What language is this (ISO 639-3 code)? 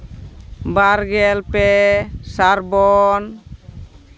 sat